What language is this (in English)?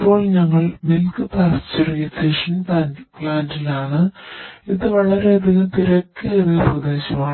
Malayalam